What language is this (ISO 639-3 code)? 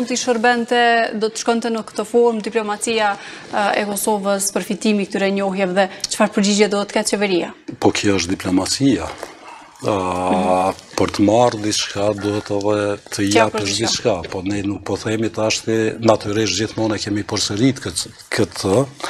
ron